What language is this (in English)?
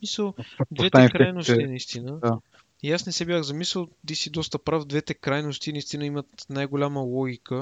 Bulgarian